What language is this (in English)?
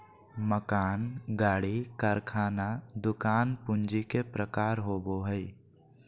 Magahi